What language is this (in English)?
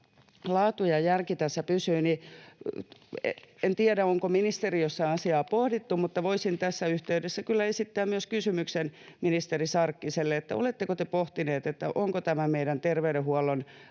Finnish